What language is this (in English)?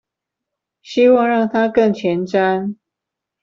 Chinese